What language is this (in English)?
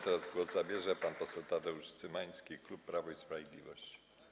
Polish